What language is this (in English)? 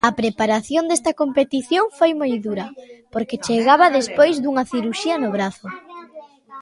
Galician